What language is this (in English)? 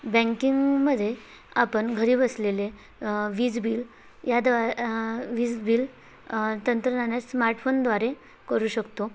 Marathi